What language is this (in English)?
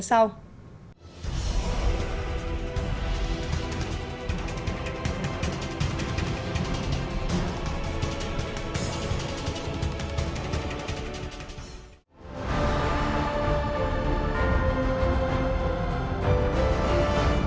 Vietnamese